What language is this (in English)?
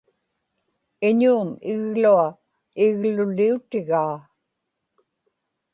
Inupiaq